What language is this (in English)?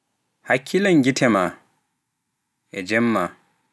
Pular